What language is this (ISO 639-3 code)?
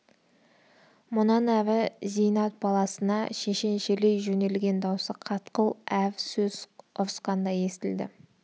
kaz